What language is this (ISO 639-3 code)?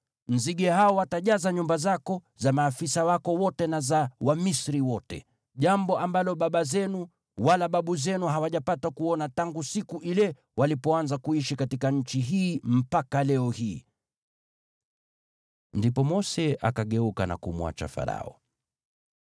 swa